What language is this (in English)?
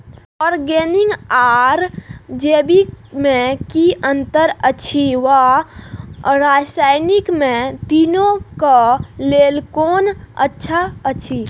Maithili